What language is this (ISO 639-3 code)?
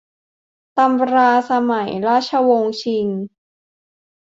tha